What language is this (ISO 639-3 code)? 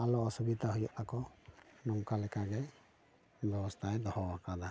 sat